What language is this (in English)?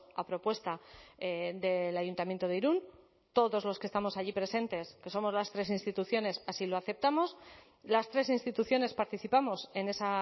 Spanish